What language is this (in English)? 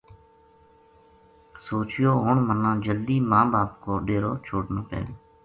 Gujari